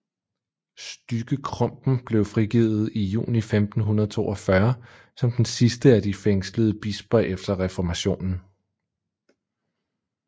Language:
Danish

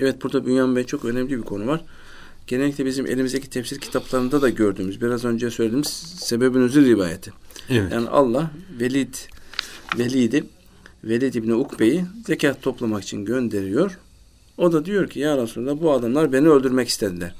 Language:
Turkish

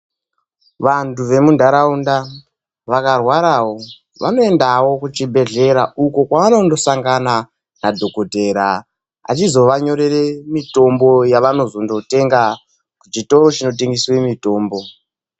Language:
Ndau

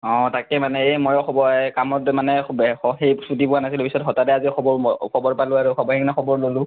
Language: Assamese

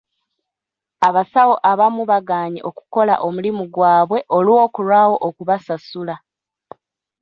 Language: Ganda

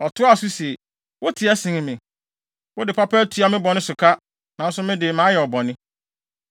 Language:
Akan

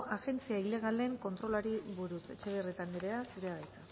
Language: Basque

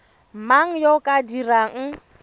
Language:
Tswana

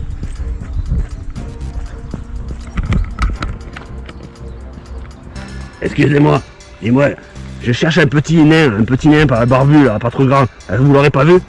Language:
French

